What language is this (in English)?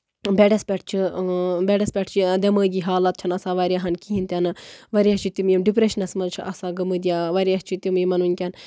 Kashmiri